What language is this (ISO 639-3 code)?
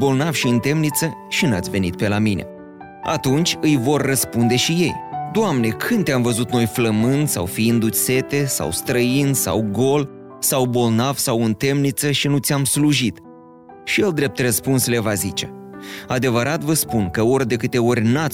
ron